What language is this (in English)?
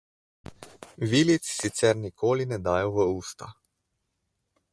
Slovenian